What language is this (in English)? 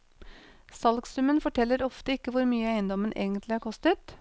Norwegian